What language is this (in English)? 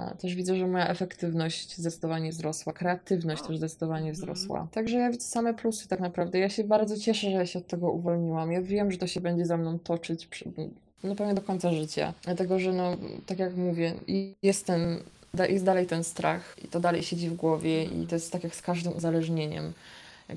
Polish